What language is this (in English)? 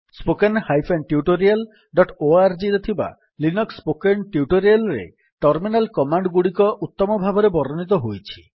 Odia